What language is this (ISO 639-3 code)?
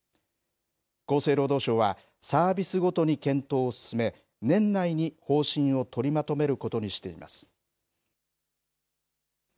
jpn